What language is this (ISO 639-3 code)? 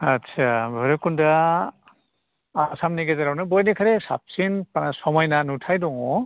brx